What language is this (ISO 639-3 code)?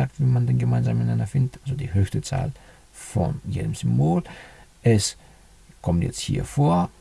deu